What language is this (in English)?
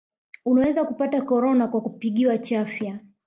Swahili